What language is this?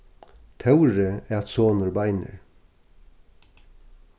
Faroese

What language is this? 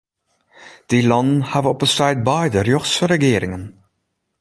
Western Frisian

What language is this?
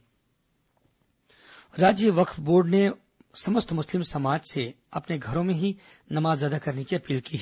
Hindi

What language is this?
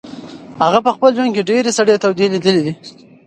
Pashto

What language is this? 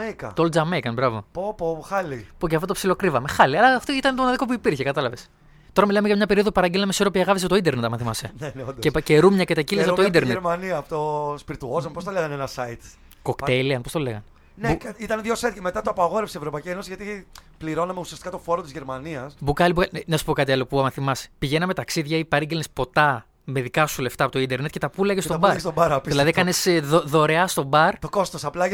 Greek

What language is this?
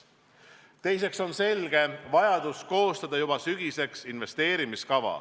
Estonian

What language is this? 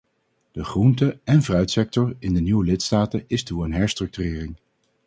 Dutch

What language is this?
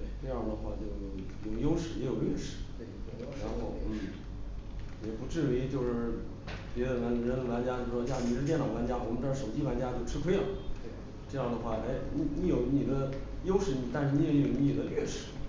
Chinese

